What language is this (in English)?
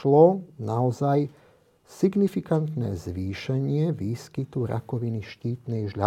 Slovak